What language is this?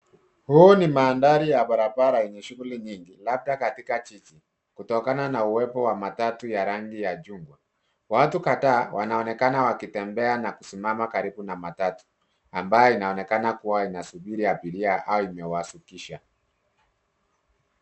Swahili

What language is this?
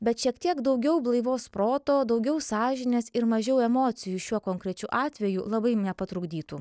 Lithuanian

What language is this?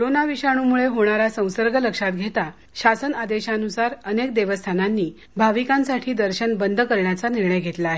Marathi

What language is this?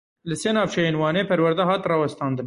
Kurdish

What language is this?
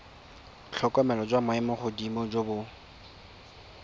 Tswana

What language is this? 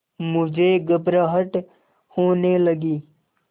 Hindi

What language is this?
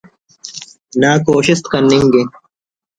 Brahui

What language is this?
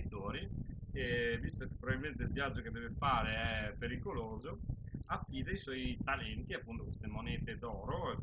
Italian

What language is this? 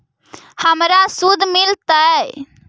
Magahi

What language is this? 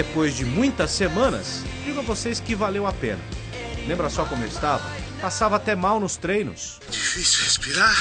Portuguese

